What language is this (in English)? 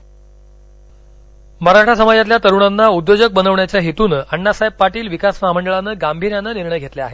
Marathi